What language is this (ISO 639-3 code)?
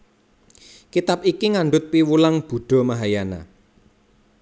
jav